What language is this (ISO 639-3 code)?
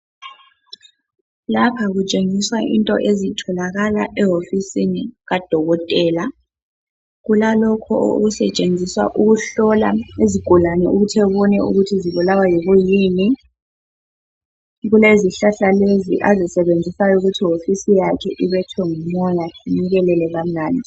nde